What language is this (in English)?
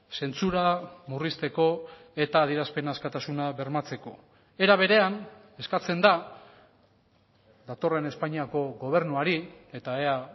Basque